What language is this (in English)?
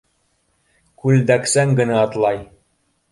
Bashkir